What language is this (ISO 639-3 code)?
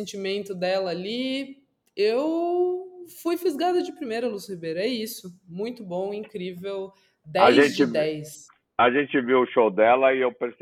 por